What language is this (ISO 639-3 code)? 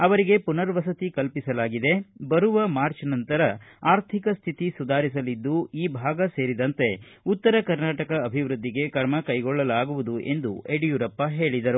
kan